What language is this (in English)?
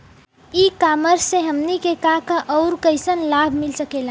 Bhojpuri